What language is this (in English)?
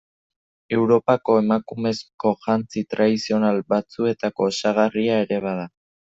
Basque